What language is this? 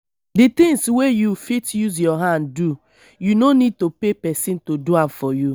Nigerian Pidgin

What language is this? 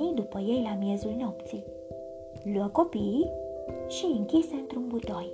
Romanian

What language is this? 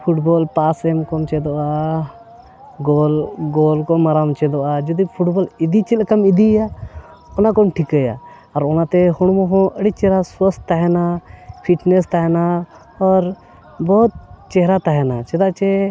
Santali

